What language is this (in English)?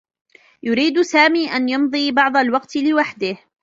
Arabic